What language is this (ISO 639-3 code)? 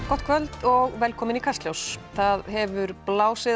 isl